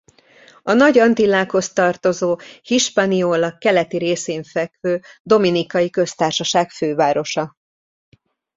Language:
Hungarian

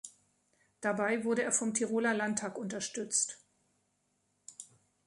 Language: German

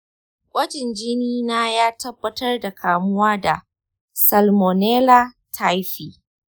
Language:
Hausa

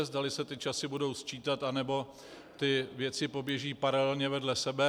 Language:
Czech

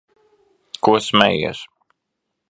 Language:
Latvian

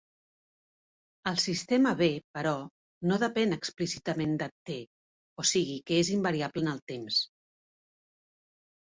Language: Catalan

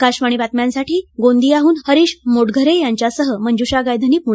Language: Marathi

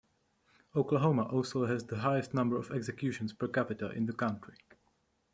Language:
English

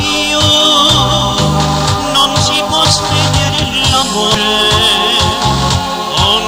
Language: Vietnamese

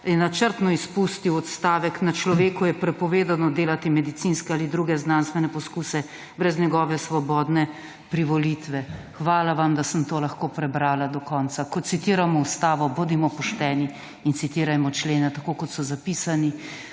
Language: Slovenian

